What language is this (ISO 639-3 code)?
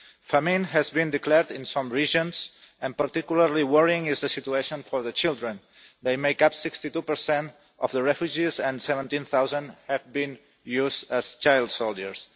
eng